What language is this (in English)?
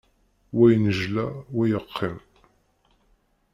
Kabyle